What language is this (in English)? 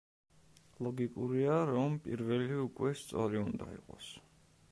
Georgian